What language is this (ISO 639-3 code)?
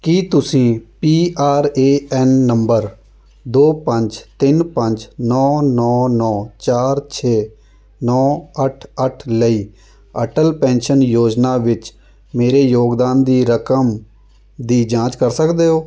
pan